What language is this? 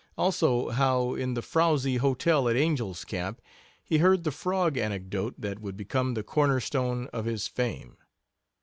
English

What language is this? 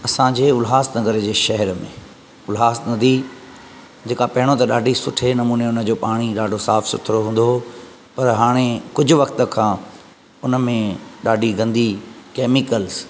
Sindhi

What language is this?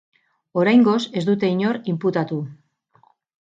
Basque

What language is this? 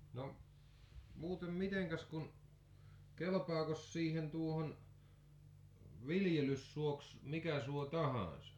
Finnish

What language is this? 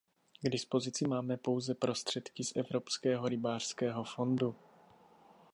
Czech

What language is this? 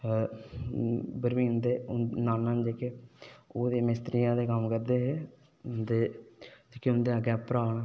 Dogri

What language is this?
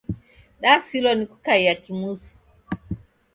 Taita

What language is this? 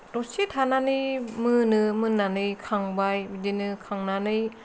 Bodo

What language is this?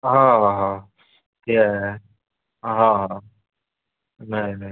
Marathi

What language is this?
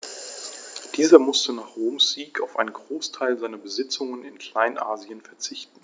German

